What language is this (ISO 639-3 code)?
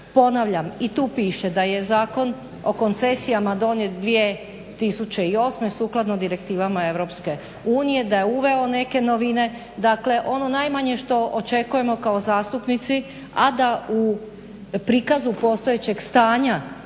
hrv